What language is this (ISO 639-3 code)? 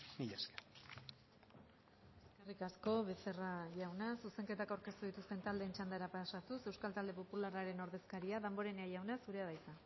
eus